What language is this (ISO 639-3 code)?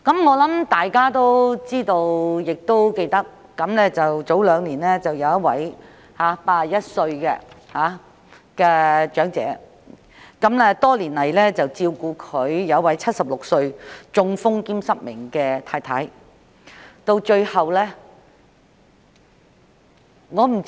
yue